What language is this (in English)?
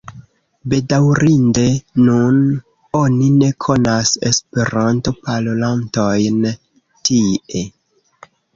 Esperanto